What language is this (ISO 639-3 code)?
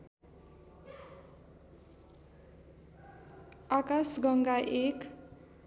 nep